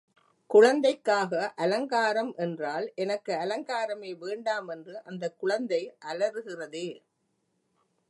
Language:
Tamil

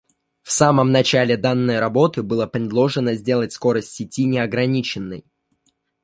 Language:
Russian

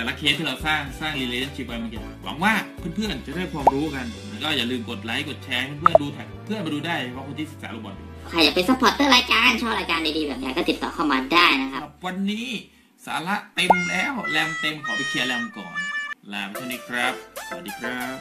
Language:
Thai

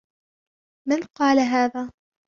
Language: Arabic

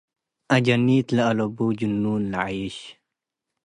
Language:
Tigre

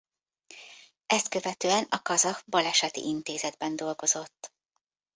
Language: Hungarian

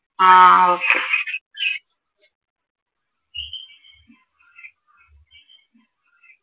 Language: Malayalam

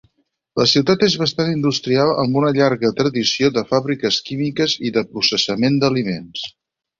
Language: Catalan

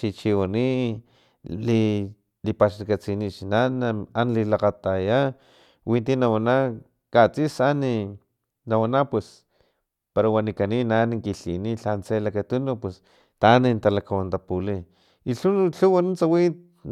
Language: Filomena Mata-Coahuitlán Totonac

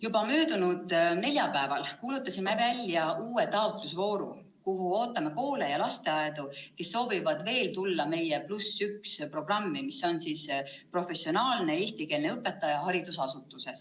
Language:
Estonian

